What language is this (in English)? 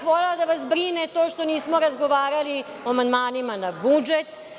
Serbian